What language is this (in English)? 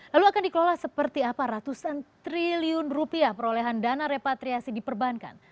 Indonesian